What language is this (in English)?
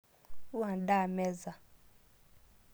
Masai